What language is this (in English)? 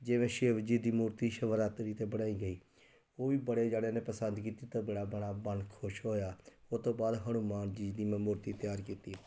Punjabi